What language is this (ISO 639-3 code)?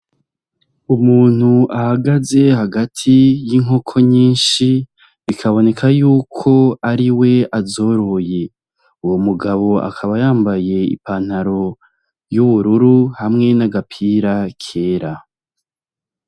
run